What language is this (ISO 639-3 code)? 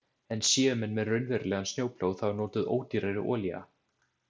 isl